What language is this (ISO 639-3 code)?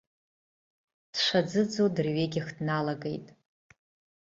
abk